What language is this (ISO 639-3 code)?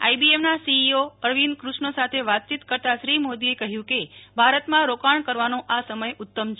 guj